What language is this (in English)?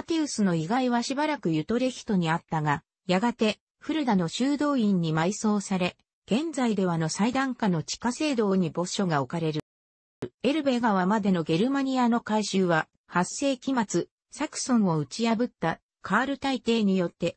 Japanese